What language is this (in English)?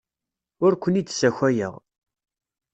Kabyle